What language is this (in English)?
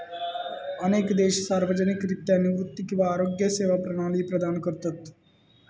Marathi